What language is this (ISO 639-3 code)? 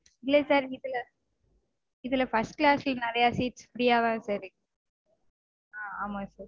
tam